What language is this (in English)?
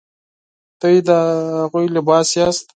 Pashto